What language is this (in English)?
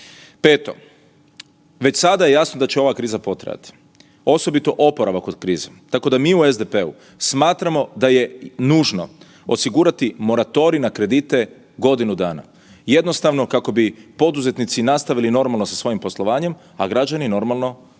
Croatian